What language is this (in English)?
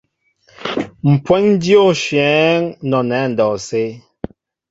Mbo (Cameroon)